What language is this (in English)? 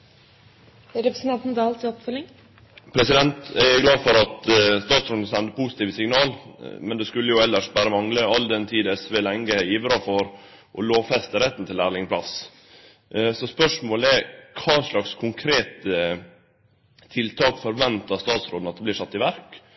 Norwegian Nynorsk